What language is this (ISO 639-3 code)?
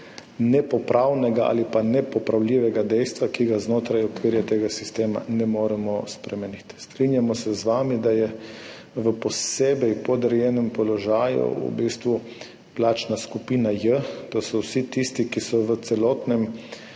slv